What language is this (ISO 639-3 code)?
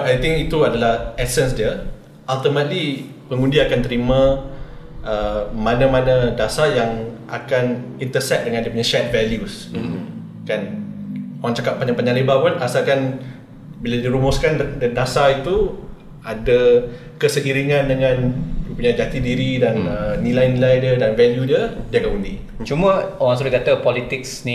msa